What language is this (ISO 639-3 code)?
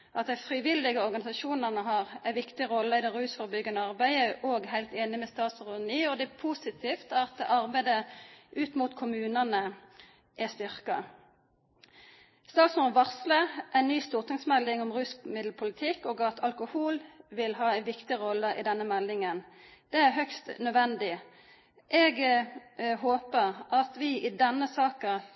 nno